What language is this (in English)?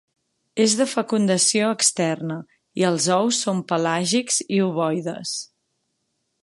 Catalan